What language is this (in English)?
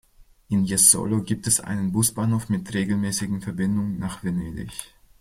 German